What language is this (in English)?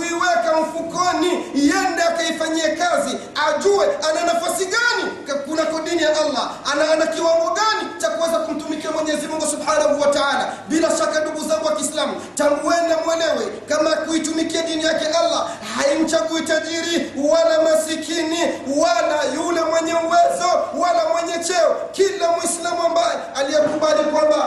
Swahili